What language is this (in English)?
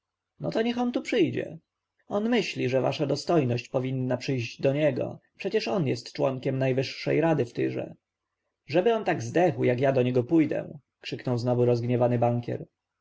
Polish